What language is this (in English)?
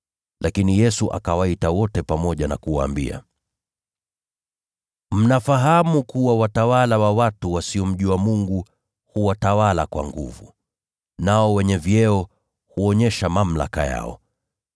Swahili